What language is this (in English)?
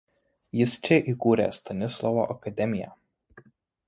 Lithuanian